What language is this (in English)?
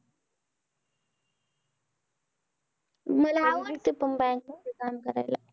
Marathi